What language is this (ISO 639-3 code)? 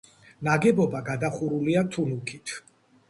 kat